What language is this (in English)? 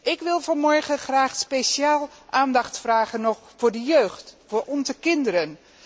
Dutch